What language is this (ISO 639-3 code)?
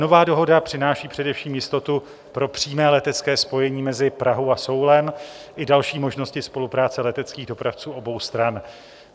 ces